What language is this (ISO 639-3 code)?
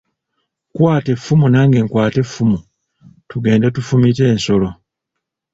lug